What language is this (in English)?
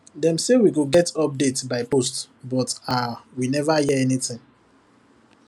Nigerian Pidgin